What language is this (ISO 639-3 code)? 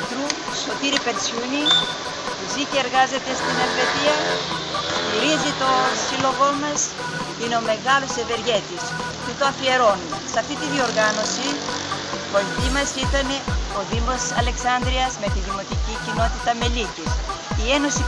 ell